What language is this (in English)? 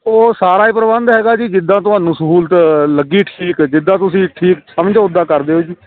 Punjabi